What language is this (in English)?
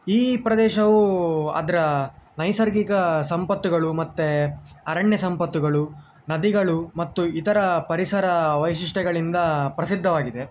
Kannada